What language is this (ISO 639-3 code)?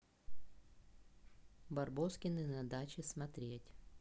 rus